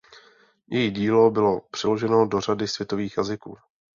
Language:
Czech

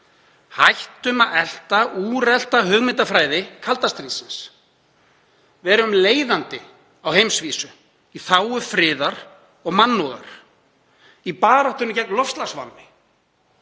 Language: Icelandic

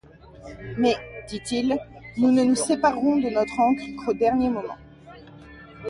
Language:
French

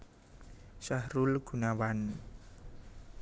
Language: Javanese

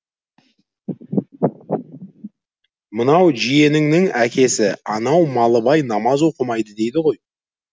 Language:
Kazakh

